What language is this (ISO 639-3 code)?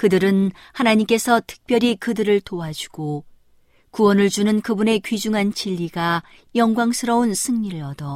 kor